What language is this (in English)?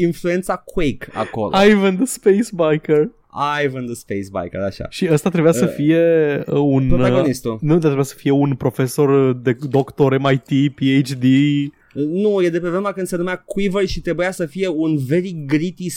Romanian